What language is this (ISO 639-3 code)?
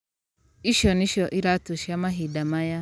kik